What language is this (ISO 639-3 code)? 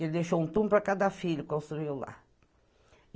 por